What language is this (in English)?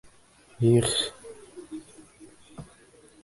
Bashkir